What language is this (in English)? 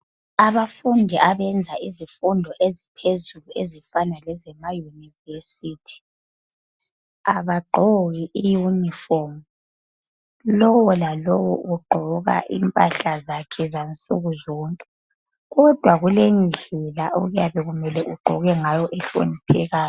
North Ndebele